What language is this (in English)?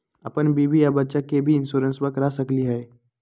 Magahi